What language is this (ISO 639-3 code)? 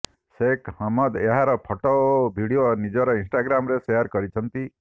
ori